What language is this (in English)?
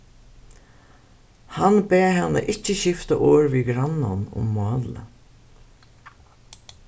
Faroese